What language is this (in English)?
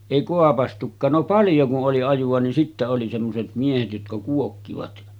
Finnish